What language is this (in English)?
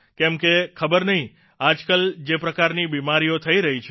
Gujarati